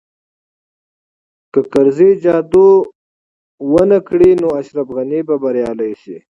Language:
Pashto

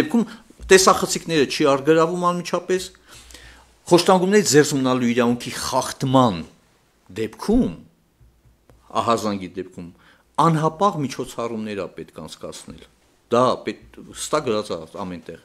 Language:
Turkish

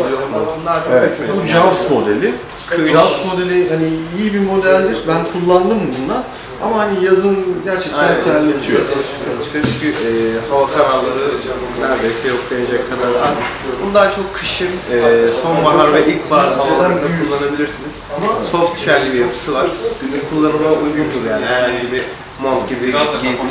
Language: Turkish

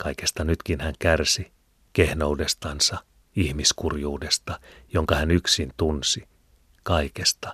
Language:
Finnish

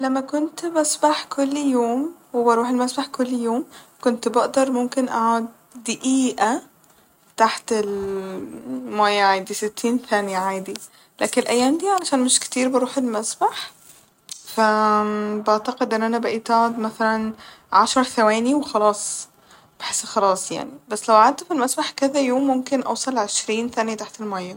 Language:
Egyptian Arabic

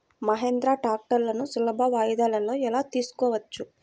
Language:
Telugu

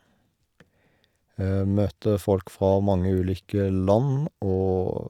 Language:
Norwegian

